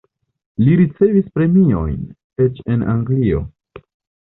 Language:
Esperanto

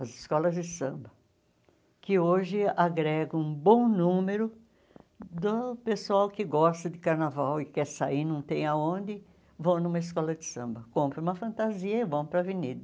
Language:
Portuguese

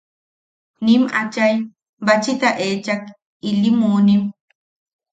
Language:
Yaqui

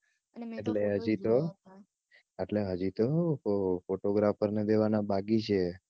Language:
Gujarati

